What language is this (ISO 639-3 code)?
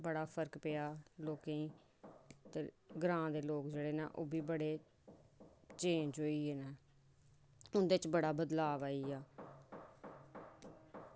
doi